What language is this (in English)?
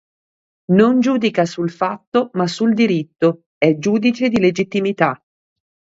Italian